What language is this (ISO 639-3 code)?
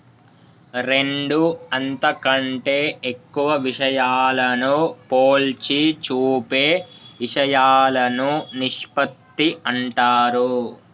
tel